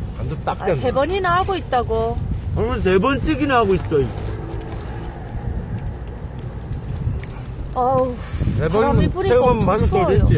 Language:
Korean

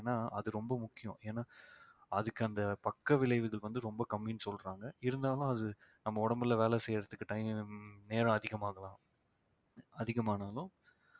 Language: Tamil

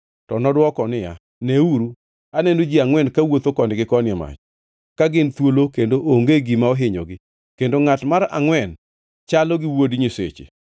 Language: Luo (Kenya and Tanzania)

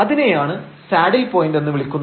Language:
Malayalam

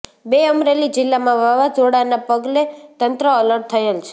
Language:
Gujarati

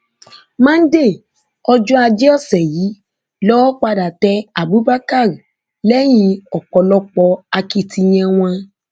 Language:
Yoruba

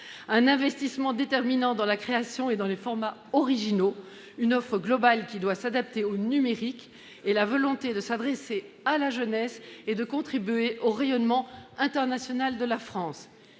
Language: French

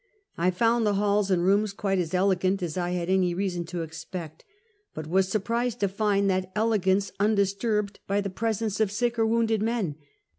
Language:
English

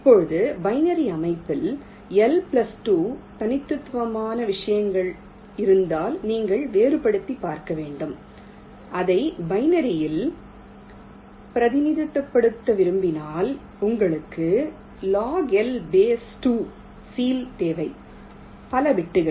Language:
Tamil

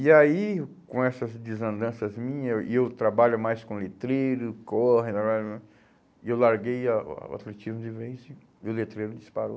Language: Portuguese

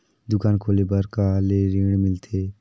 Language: Chhattisgarhi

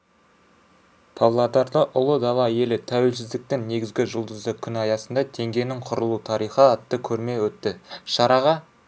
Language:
Kazakh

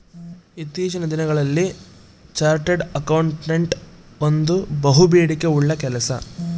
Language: Kannada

